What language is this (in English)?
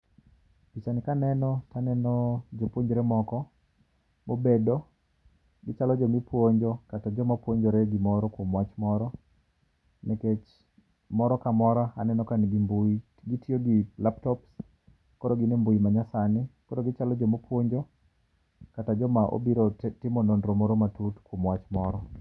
Luo (Kenya and Tanzania)